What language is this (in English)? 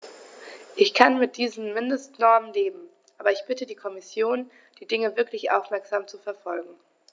German